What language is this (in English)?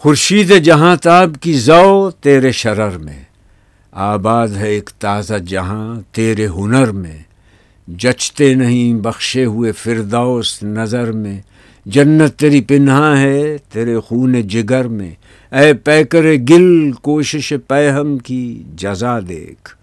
Urdu